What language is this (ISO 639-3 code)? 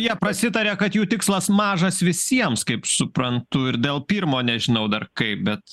lit